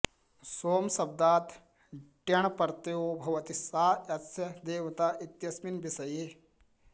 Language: Sanskrit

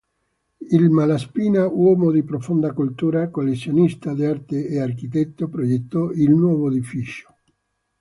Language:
Italian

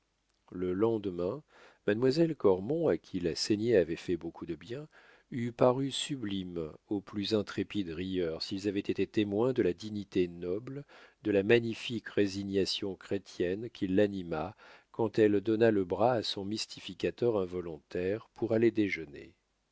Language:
French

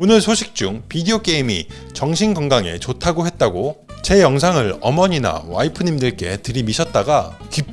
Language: Korean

